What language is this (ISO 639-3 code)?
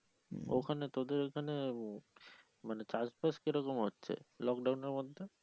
ben